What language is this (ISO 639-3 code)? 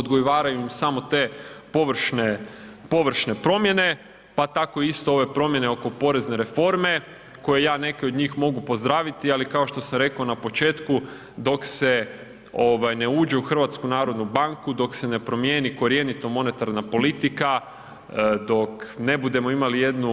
hrv